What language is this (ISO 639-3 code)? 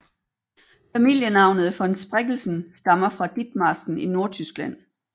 dan